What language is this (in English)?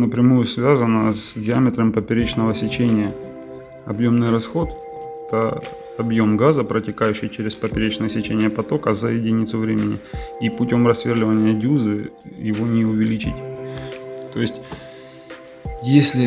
Russian